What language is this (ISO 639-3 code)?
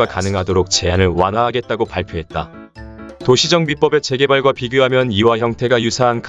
kor